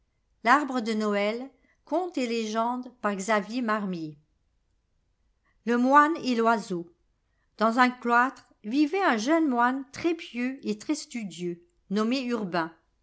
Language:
French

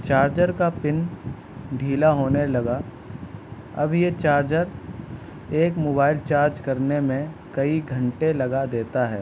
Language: Urdu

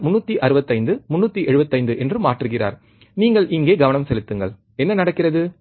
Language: Tamil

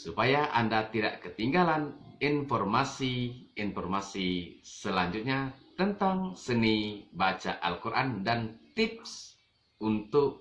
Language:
Indonesian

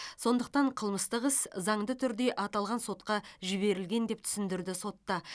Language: Kazakh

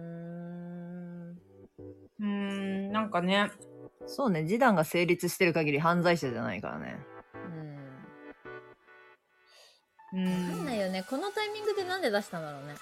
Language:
Japanese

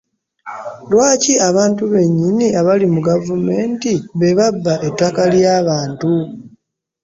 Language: Ganda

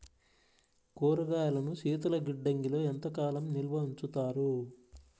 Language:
Telugu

